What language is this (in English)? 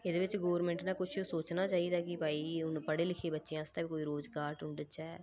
Dogri